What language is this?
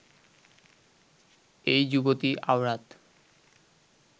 Bangla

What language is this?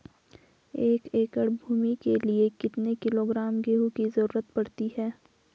Hindi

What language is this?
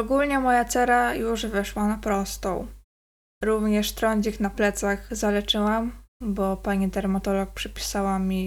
Polish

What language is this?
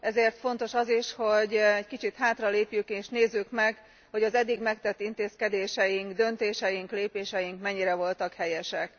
Hungarian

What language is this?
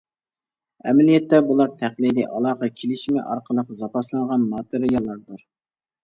Uyghur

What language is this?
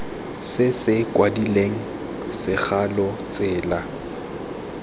Tswana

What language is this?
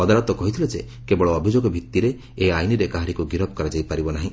Odia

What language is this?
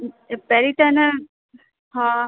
Sindhi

